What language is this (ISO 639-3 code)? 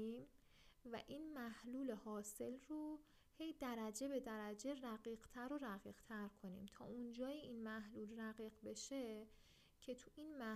fas